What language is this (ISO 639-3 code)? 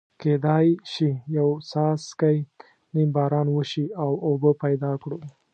pus